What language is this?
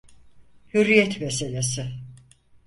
Turkish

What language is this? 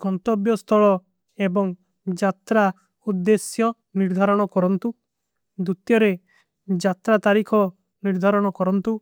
Kui (India)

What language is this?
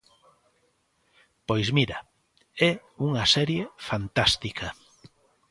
Galician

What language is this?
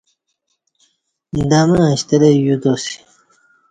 Kati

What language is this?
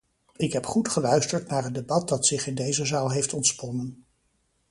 Dutch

